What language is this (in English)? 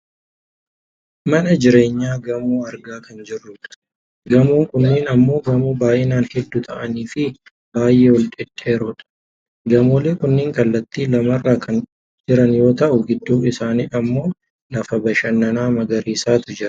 Oromo